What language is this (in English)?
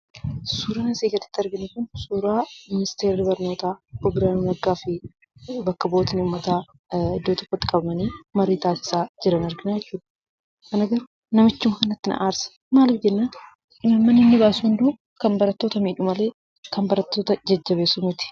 Oromo